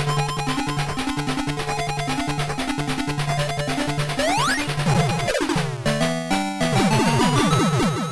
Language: Portuguese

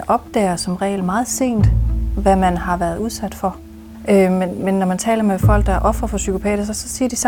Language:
Danish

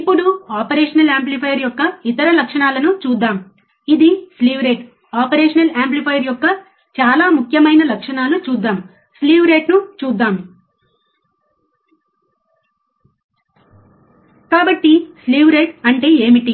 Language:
Telugu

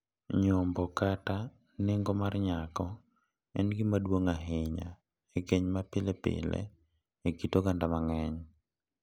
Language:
Luo (Kenya and Tanzania)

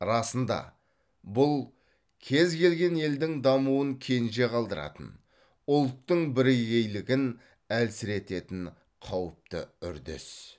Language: Kazakh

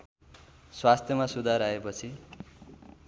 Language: Nepali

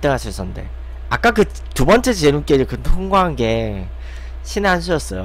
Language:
Korean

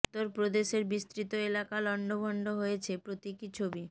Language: Bangla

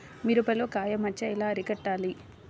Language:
Telugu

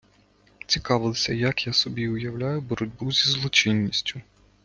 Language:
Ukrainian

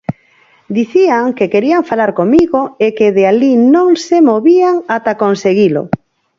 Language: Galician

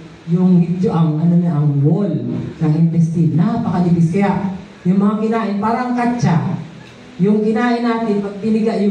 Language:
Filipino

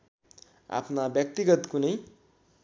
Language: Nepali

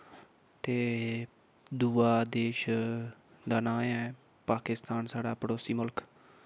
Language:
Dogri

